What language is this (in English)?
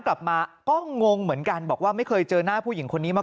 Thai